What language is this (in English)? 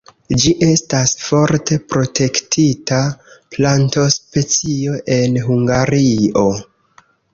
Esperanto